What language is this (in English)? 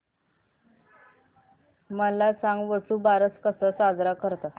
Marathi